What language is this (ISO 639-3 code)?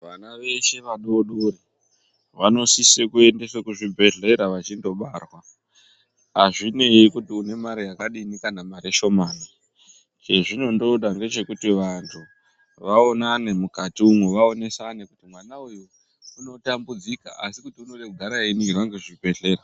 ndc